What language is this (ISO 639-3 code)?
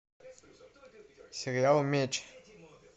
rus